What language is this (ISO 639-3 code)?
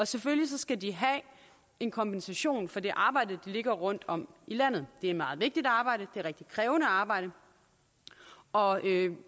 dan